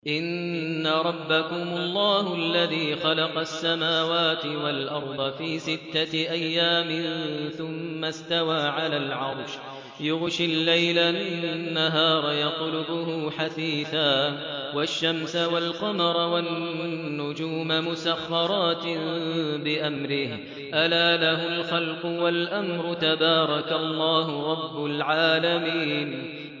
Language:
Arabic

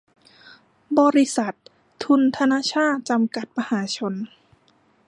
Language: Thai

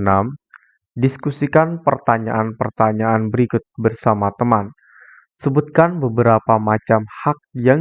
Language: Indonesian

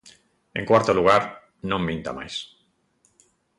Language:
Galician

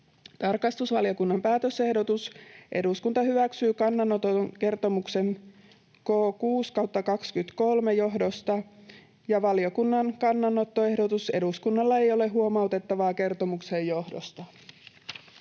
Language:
Finnish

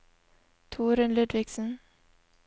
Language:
Norwegian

